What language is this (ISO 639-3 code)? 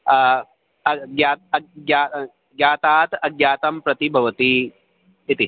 san